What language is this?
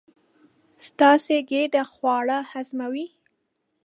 Pashto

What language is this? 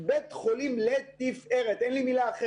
Hebrew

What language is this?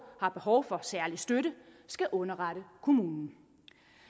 Danish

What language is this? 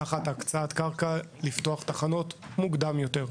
Hebrew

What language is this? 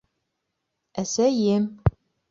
Bashkir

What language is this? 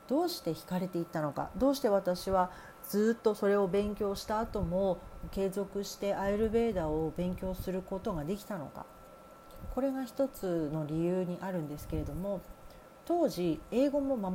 Japanese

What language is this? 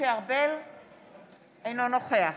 Hebrew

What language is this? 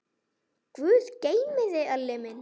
Icelandic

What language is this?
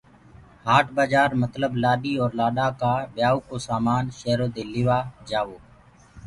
Gurgula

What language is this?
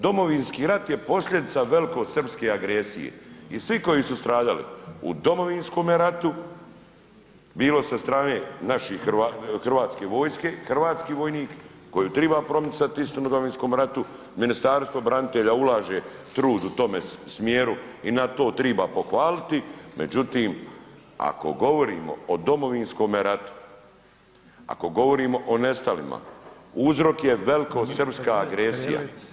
Croatian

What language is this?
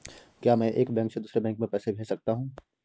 Hindi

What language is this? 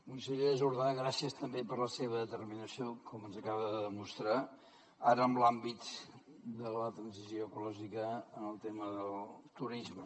Catalan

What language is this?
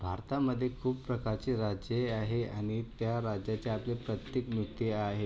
Marathi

